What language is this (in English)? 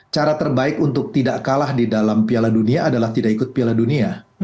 Indonesian